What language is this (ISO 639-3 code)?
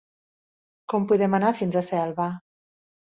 cat